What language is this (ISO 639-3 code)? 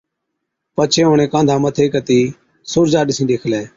odk